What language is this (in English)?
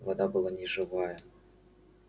Russian